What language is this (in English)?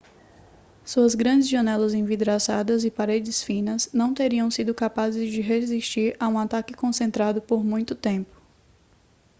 Portuguese